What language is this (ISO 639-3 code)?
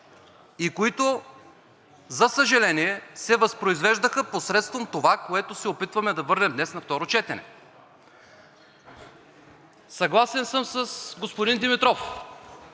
bul